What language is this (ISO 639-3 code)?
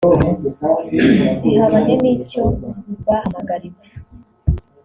kin